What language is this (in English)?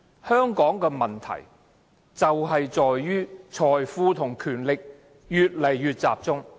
Cantonese